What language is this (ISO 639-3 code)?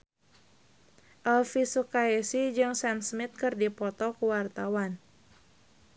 sun